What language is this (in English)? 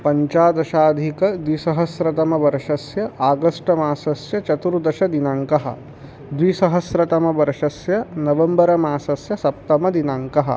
Sanskrit